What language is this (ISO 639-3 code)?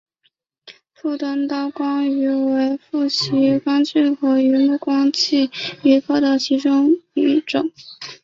zho